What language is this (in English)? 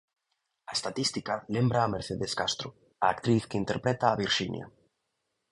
Galician